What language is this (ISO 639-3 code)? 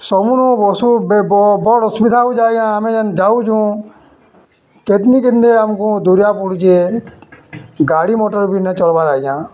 ori